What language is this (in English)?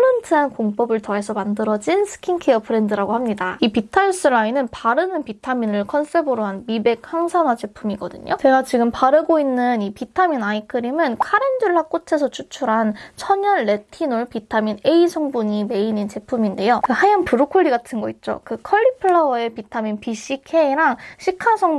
Korean